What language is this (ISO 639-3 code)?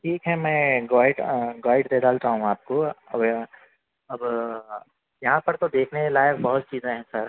urd